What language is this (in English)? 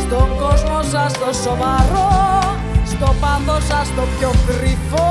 Greek